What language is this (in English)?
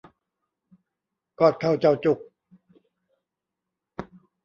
Thai